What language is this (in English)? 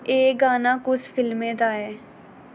Dogri